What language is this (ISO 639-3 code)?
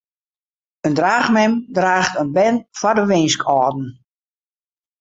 fry